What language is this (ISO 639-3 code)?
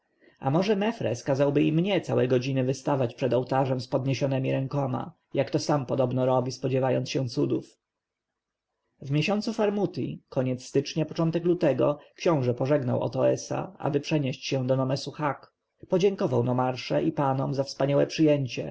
pol